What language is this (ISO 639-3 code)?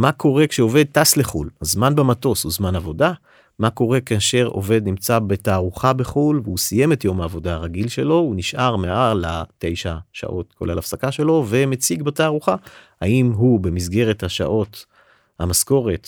heb